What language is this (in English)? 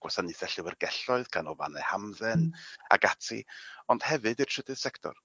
Welsh